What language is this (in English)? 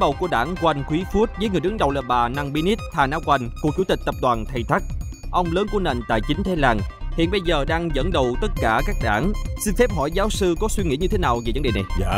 Vietnamese